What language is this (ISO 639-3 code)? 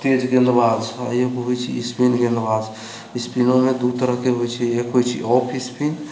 mai